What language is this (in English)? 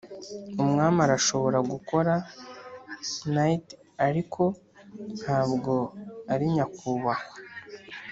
Kinyarwanda